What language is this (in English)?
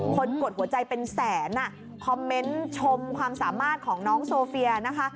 Thai